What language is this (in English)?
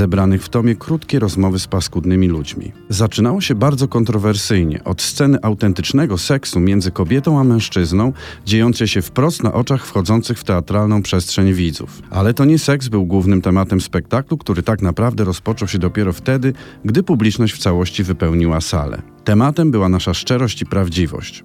Polish